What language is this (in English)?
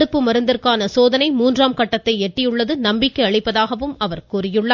Tamil